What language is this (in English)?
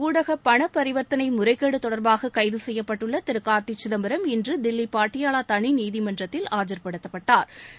Tamil